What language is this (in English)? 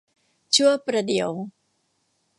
Thai